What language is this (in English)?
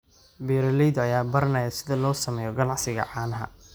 Somali